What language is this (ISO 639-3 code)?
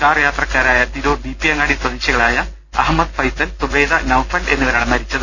mal